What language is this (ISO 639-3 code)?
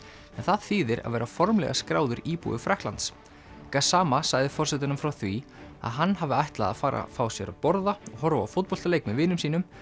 isl